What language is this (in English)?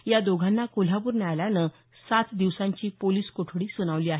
Marathi